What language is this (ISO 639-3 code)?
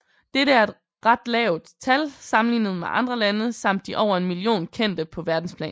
dan